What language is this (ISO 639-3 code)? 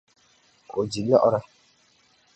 dag